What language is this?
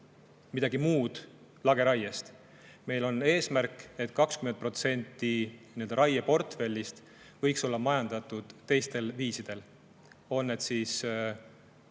Estonian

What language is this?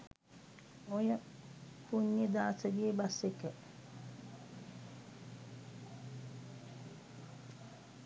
Sinhala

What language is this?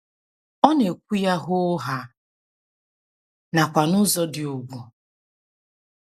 Igbo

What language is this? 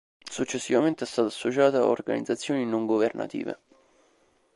Italian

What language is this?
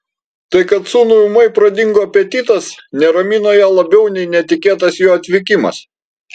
Lithuanian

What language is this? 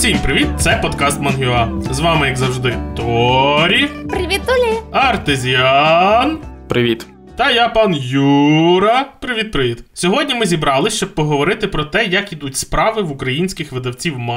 Ukrainian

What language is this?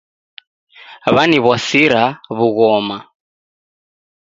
Taita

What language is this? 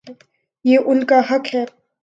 Urdu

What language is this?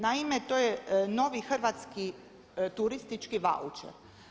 Croatian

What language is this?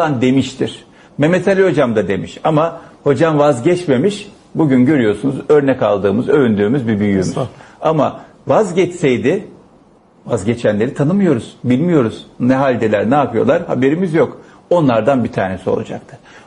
Turkish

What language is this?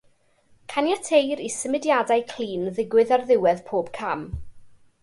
Welsh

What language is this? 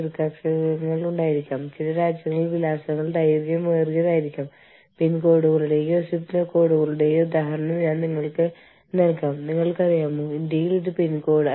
Malayalam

